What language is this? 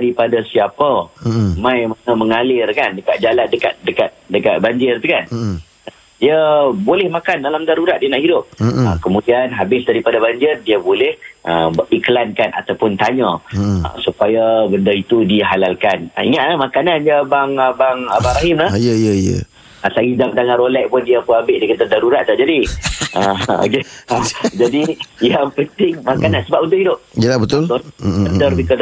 Malay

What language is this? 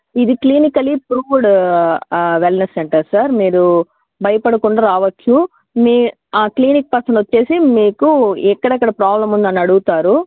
Telugu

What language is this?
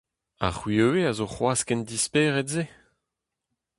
Breton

